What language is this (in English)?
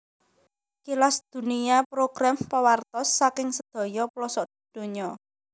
Javanese